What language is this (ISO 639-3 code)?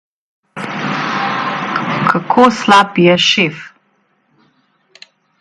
slv